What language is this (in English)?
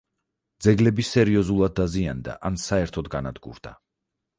Georgian